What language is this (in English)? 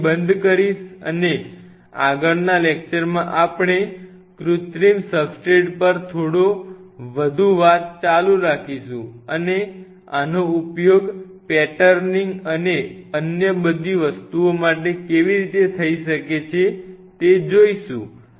Gujarati